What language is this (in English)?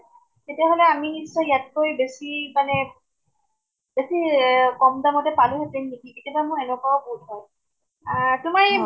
Assamese